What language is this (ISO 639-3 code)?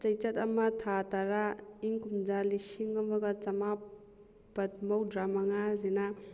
mni